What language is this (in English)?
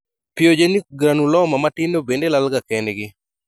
Luo (Kenya and Tanzania)